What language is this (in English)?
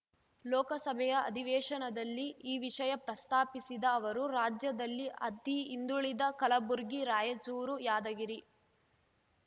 Kannada